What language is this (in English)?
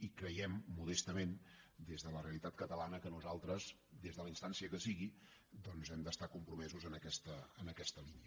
Catalan